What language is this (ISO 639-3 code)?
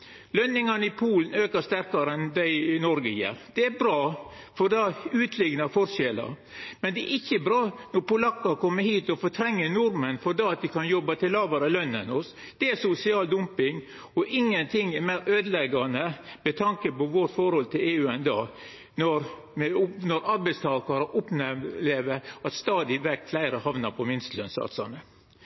nno